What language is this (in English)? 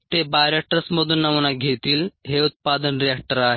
Marathi